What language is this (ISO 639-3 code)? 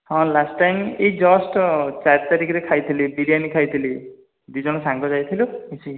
ori